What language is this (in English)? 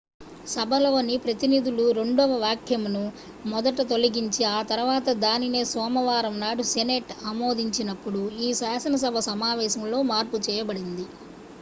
Telugu